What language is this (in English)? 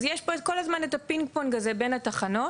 Hebrew